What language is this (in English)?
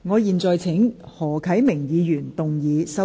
Cantonese